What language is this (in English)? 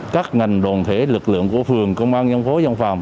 Vietnamese